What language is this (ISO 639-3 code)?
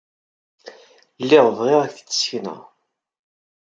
kab